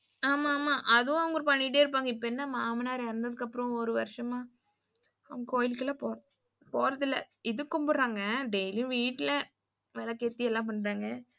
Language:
Tamil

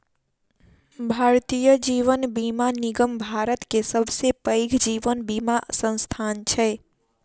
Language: Maithili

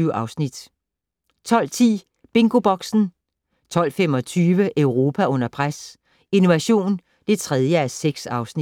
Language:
Danish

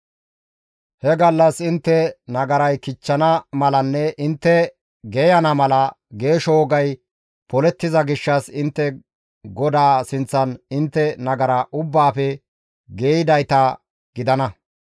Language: Gamo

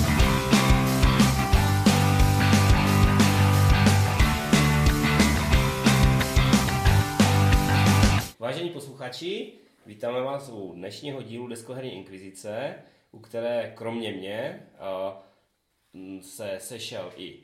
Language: Czech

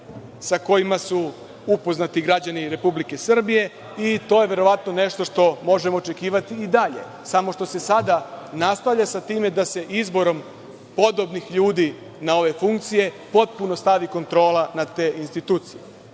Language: Serbian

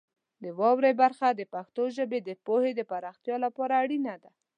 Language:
Pashto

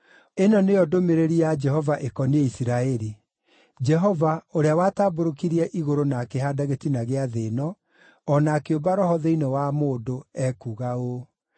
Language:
Kikuyu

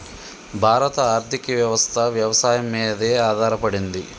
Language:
Telugu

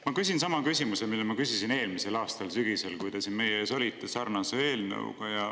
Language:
Estonian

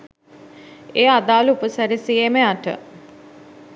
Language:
Sinhala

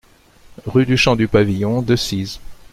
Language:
French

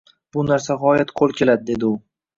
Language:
Uzbek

